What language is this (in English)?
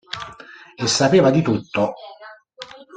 Italian